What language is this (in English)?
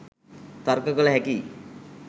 Sinhala